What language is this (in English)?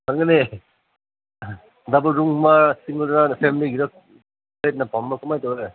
Manipuri